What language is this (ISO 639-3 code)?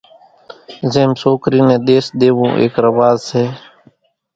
gjk